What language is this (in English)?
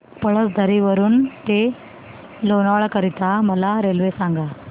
Marathi